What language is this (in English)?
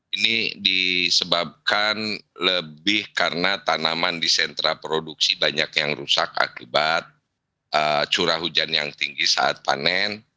Indonesian